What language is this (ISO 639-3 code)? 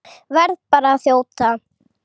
isl